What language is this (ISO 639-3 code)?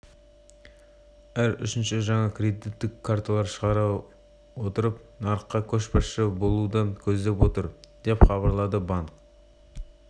kaz